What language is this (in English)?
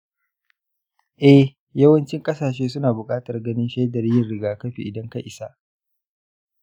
Hausa